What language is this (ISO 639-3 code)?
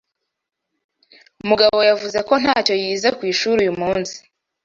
kin